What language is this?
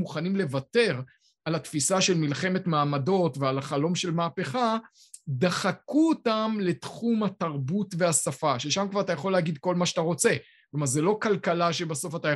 Hebrew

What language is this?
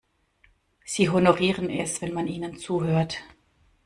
German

